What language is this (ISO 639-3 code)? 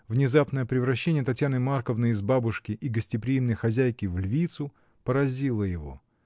rus